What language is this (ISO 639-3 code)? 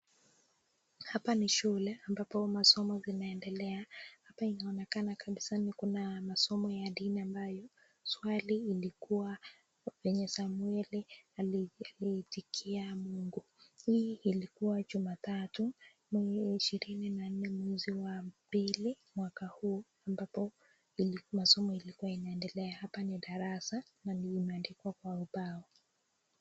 swa